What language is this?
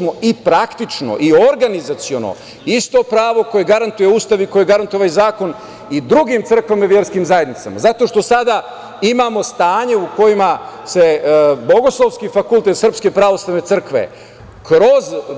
Serbian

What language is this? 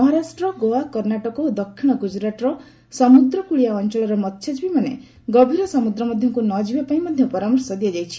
Odia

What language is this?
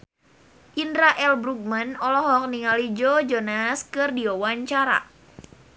Sundanese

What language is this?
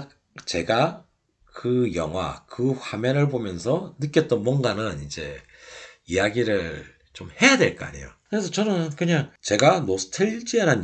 Korean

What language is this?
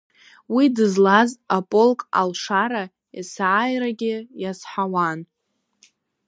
Abkhazian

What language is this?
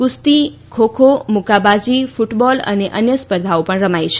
Gujarati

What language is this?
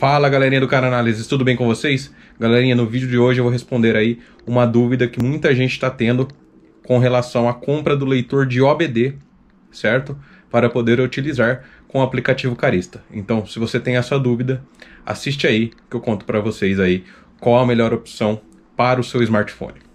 Portuguese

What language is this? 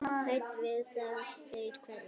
Icelandic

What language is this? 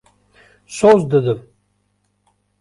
Kurdish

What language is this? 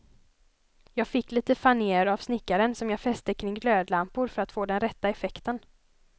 Swedish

